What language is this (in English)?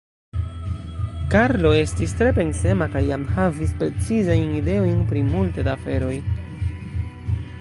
Esperanto